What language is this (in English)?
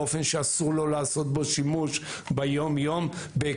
Hebrew